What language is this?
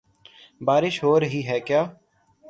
Urdu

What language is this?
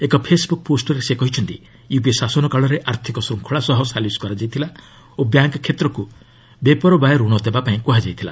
Odia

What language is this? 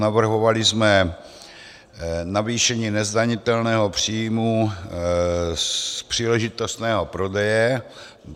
Czech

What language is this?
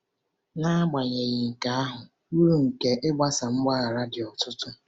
Igbo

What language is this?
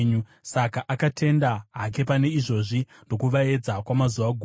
Shona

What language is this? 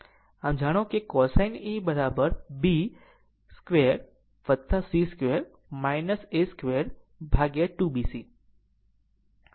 Gujarati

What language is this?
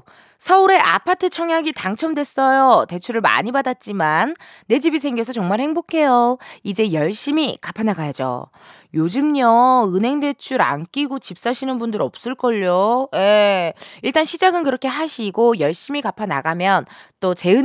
Korean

